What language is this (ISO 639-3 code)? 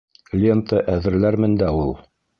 bak